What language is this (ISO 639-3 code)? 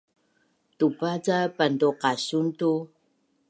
bnn